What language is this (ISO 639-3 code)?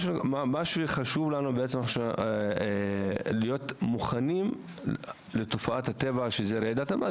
heb